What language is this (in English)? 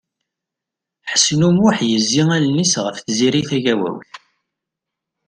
Kabyle